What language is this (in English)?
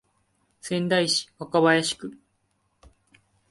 Japanese